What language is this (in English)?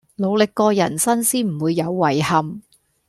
Cantonese